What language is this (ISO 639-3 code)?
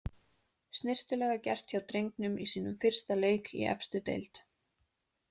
isl